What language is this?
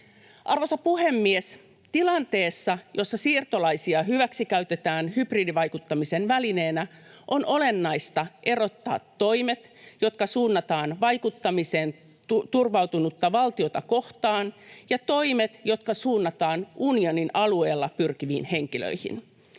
Finnish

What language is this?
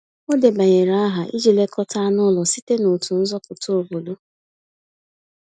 Igbo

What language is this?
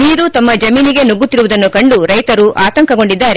Kannada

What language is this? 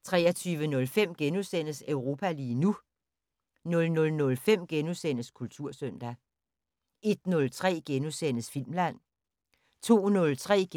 Danish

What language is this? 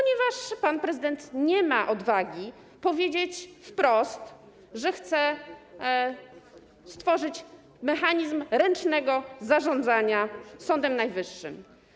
Polish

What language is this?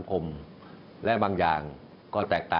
Thai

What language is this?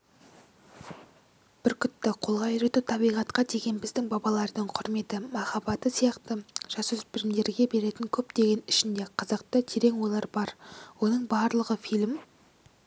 Kazakh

